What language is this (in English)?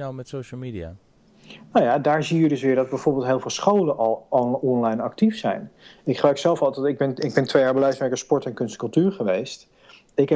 Dutch